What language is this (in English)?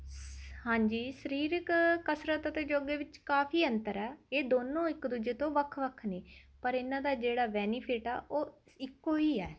Punjabi